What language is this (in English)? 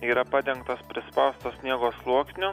Lithuanian